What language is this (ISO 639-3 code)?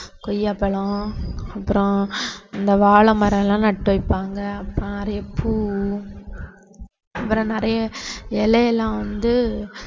tam